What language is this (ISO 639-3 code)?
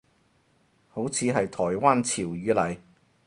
yue